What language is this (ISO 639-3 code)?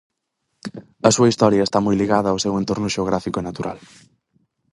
glg